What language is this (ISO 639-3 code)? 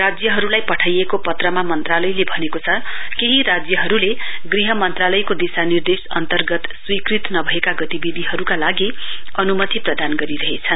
nep